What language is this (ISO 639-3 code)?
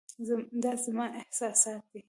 pus